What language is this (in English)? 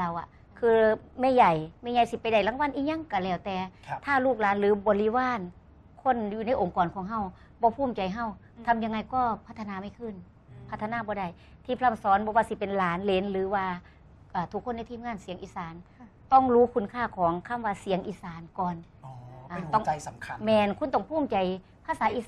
Thai